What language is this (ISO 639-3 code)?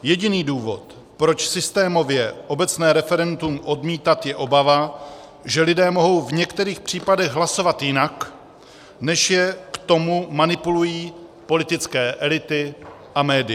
ces